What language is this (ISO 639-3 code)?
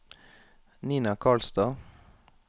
nor